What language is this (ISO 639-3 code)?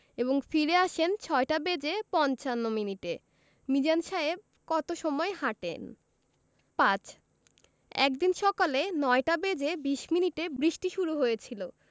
ben